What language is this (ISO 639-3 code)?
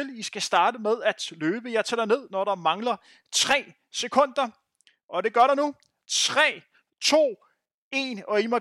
dan